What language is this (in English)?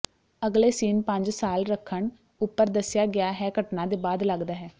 Punjabi